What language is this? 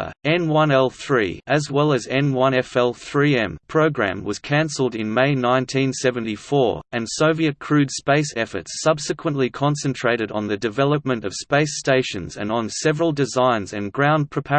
English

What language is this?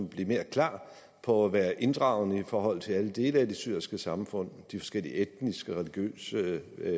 Danish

